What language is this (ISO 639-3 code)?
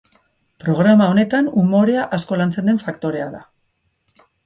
eus